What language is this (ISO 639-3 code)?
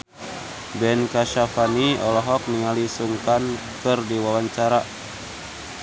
sun